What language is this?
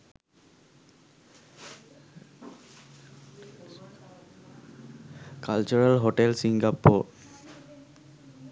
Sinhala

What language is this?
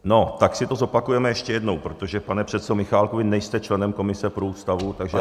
Czech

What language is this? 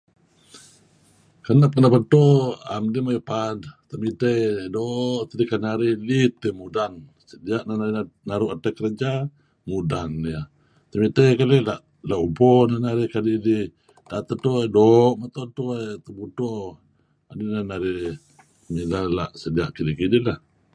Kelabit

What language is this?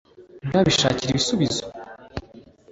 Kinyarwanda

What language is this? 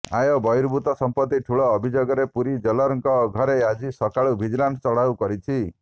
Odia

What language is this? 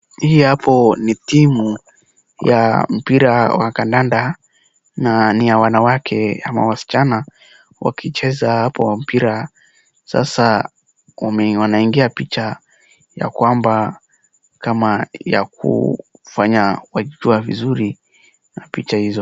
Swahili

